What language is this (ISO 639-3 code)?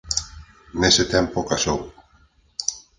glg